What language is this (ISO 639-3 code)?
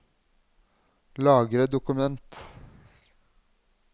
nor